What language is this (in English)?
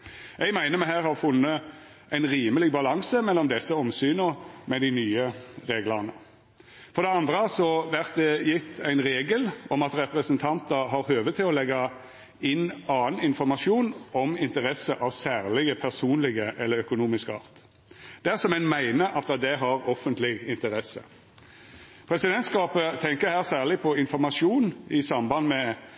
Norwegian Nynorsk